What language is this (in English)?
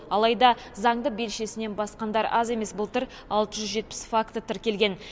Kazakh